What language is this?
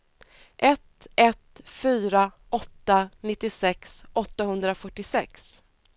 Swedish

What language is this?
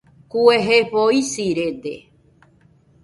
Nüpode Huitoto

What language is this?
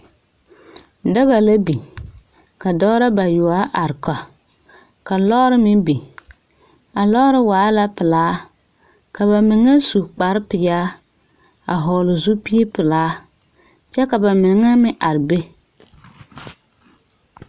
Southern Dagaare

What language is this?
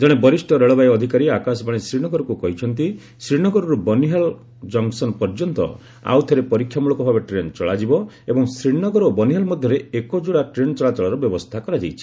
Odia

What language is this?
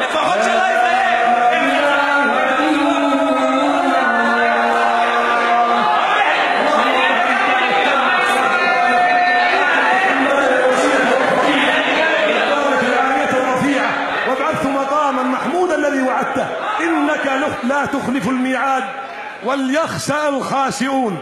Arabic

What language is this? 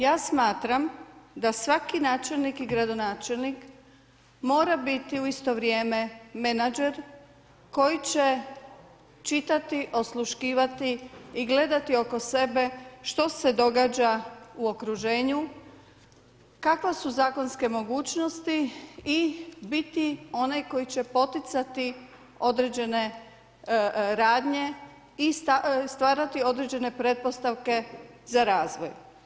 Croatian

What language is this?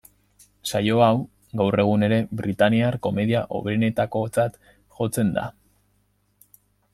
Basque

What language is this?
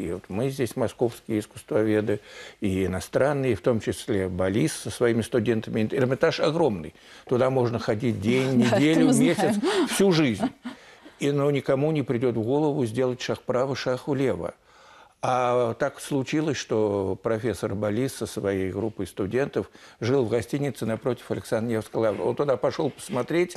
Russian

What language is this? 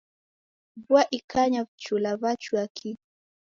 Taita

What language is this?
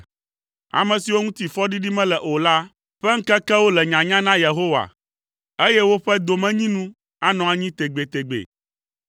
Ewe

